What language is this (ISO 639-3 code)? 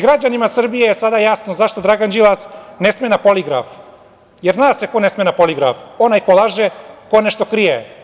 srp